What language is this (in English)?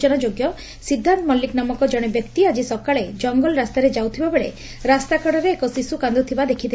Odia